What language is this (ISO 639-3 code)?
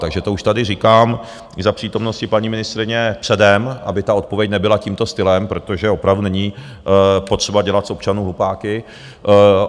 ces